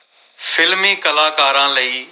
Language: Punjabi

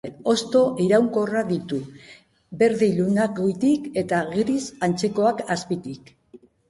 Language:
Basque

